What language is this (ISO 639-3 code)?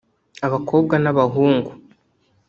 kin